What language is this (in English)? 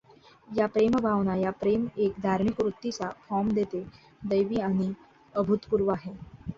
Marathi